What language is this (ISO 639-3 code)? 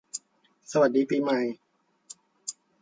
tha